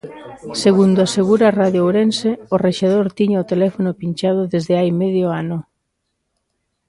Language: Galician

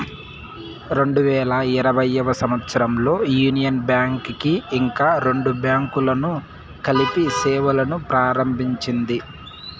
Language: Telugu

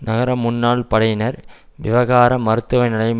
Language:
Tamil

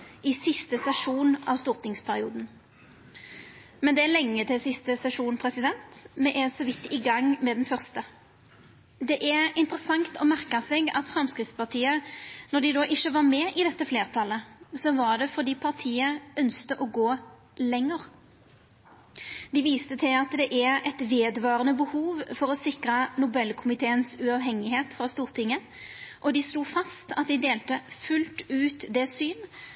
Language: Norwegian Nynorsk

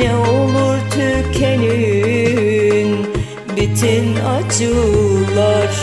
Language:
Turkish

